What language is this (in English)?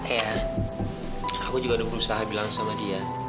Indonesian